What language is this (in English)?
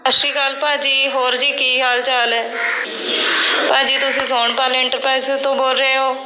Punjabi